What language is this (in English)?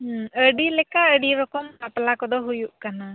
Santali